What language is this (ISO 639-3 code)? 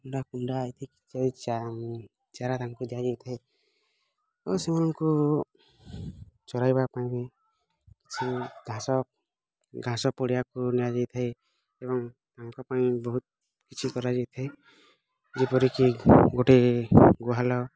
ori